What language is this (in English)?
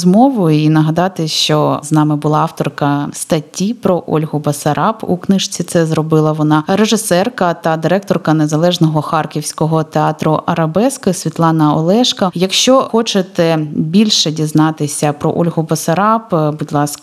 Ukrainian